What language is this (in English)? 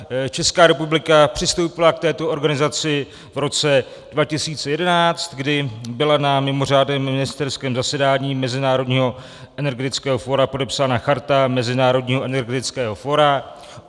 Czech